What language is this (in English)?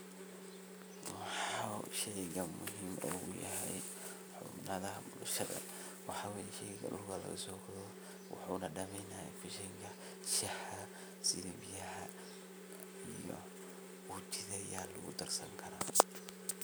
Somali